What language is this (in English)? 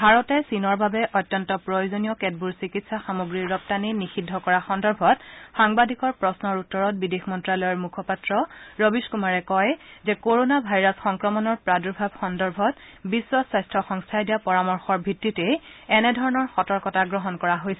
Assamese